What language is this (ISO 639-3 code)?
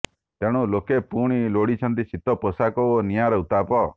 ori